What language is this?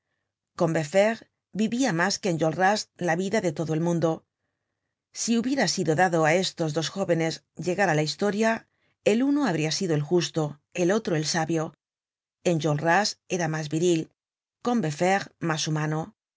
Spanish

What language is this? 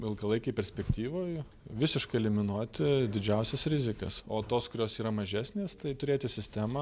Lithuanian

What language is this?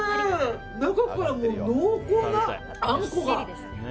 Japanese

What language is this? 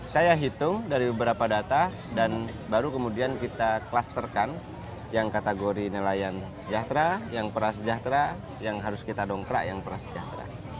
Indonesian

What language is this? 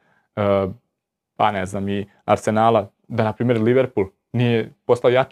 Croatian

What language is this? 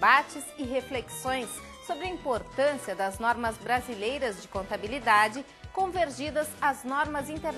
Portuguese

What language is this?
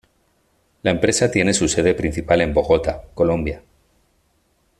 Spanish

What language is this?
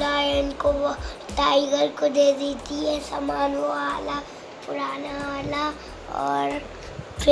Urdu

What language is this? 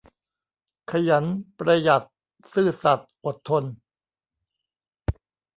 Thai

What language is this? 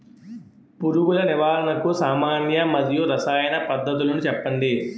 Telugu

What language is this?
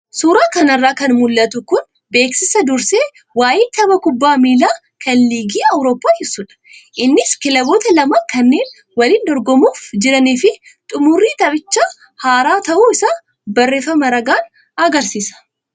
Oromo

